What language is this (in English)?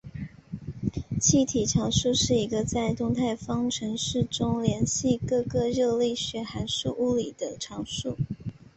Chinese